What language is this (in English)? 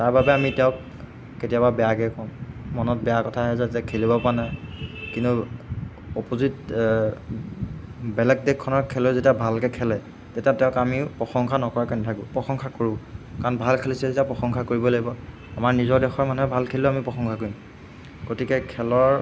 Assamese